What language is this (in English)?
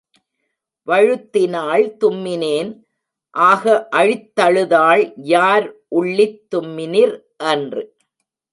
Tamil